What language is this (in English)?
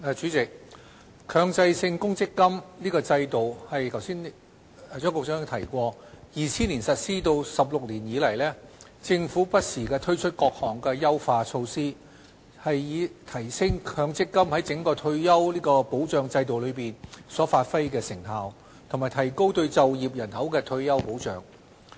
Cantonese